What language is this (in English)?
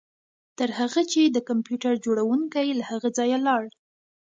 Pashto